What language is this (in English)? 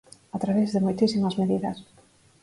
Galician